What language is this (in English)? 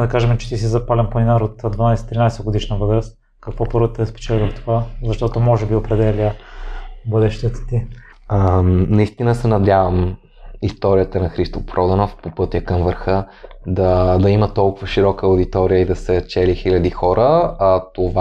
Bulgarian